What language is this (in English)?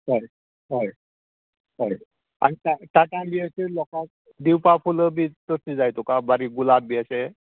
Konkani